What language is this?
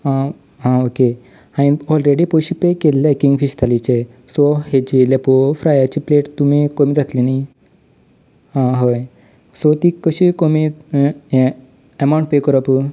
Konkani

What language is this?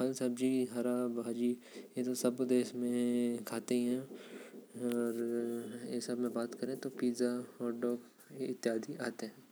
Korwa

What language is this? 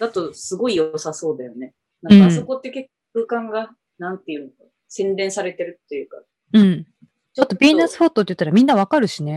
Japanese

